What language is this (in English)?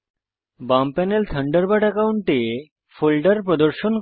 Bangla